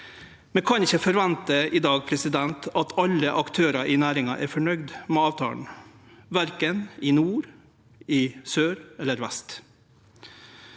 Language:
Norwegian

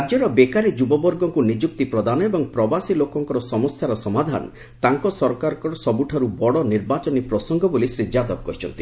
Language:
Odia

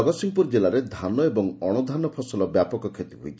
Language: Odia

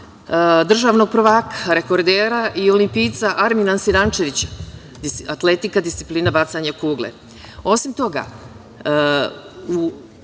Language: Serbian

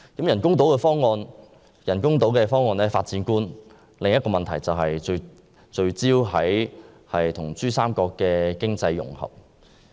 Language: Cantonese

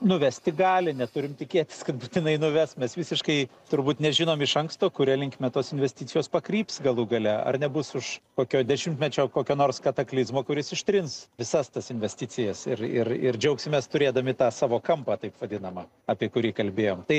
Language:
Lithuanian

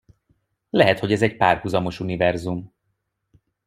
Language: Hungarian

